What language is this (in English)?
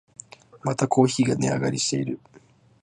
Japanese